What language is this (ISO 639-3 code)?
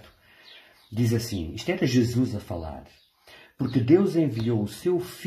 por